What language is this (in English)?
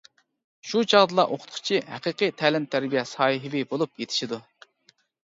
Uyghur